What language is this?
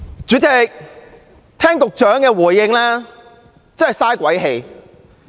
Cantonese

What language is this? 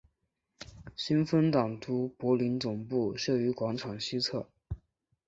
Chinese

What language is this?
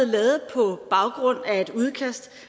Danish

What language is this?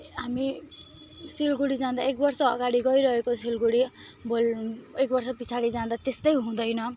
Nepali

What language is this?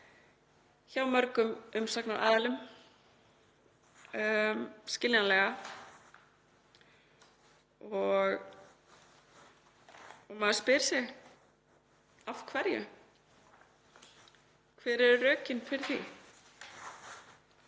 Icelandic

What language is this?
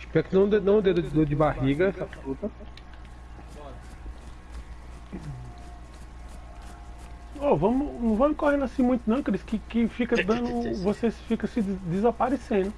Portuguese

